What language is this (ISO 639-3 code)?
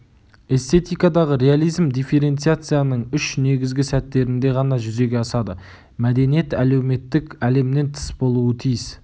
kaz